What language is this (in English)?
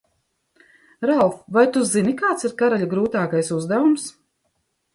Latvian